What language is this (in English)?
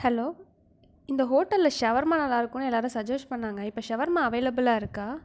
Tamil